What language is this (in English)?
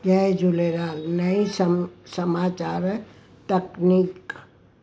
Sindhi